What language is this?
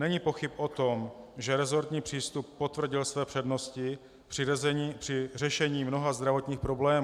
Czech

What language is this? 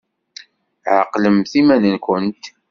Kabyle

